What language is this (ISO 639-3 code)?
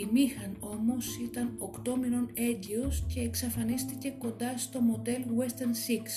ell